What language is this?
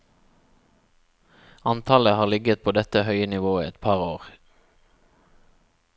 Norwegian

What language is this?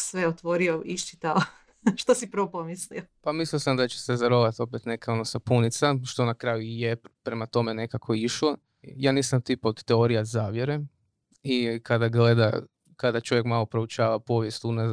Croatian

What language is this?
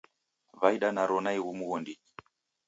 Taita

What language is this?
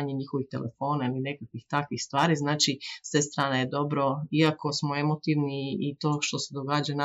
Croatian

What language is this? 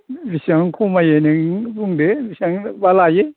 Bodo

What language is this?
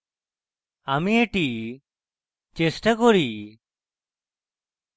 Bangla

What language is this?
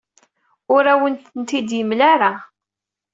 Kabyle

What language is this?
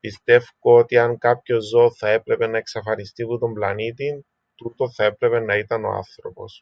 Greek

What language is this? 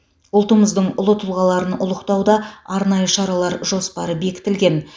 Kazakh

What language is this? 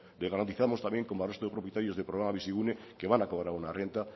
Spanish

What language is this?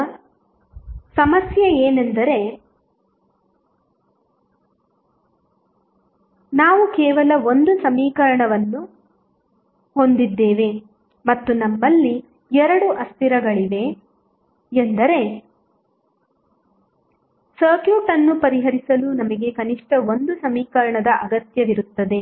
Kannada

